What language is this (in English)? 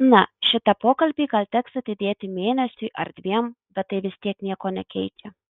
Lithuanian